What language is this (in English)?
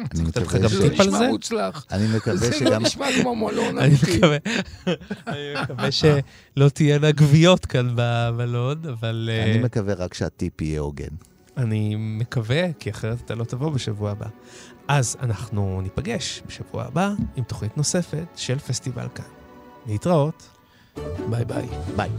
Hebrew